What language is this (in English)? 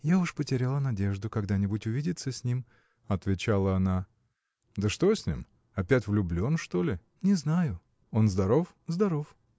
Russian